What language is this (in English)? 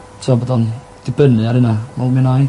Welsh